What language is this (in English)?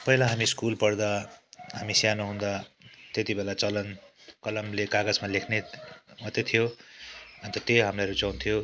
Nepali